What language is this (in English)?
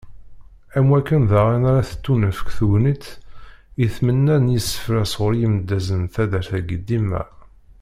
Kabyle